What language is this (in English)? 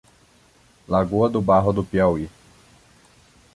Portuguese